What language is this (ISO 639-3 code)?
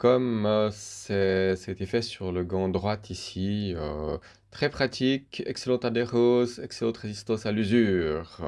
fra